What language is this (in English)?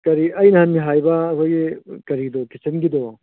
Manipuri